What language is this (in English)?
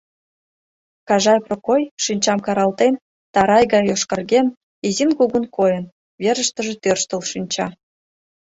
Mari